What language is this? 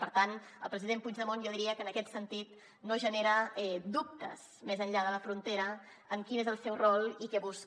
Catalan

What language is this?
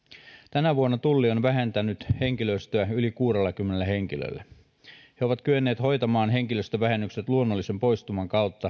Finnish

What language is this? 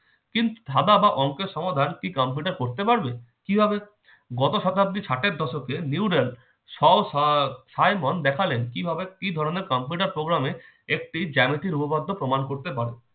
Bangla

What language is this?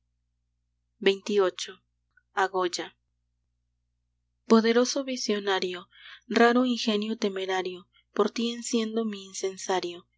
Spanish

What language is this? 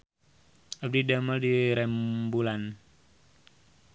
Sundanese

